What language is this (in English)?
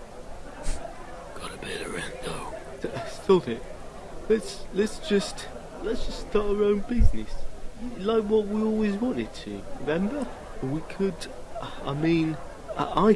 Italian